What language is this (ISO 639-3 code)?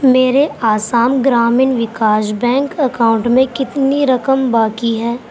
urd